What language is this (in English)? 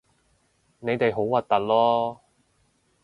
Cantonese